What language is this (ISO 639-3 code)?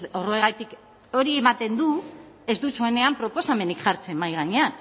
eus